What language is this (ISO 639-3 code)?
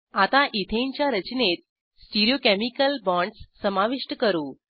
mar